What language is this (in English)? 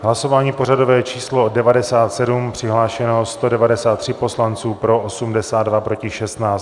Czech